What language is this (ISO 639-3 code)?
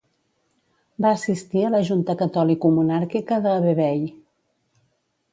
cat